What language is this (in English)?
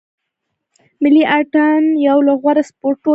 Pashto